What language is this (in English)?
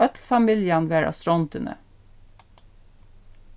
Faroese